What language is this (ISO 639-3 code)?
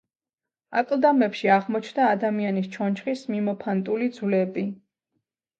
kat